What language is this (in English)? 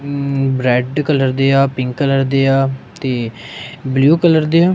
Punjabi